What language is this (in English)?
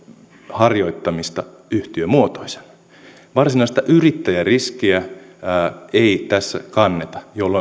Finnish